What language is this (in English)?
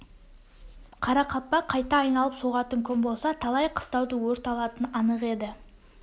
Kazakh